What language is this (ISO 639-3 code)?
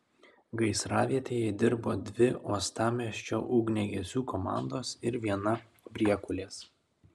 lit